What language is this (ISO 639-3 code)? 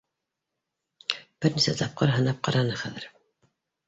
bak